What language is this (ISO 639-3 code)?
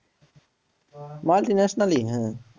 ben